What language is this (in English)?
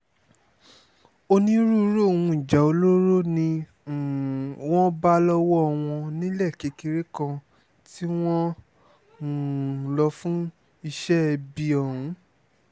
Yoruba